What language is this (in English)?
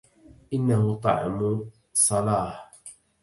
Arabic